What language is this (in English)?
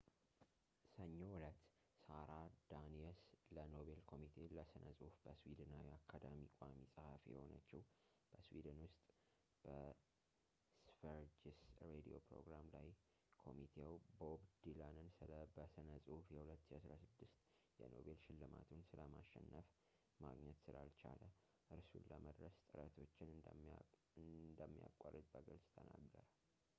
Amharic